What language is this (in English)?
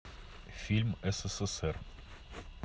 Russian